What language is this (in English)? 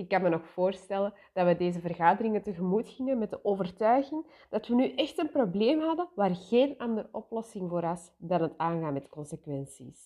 Dutch